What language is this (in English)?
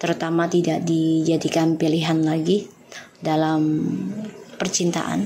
Indonesian